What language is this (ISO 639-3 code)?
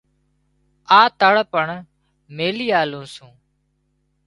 kxp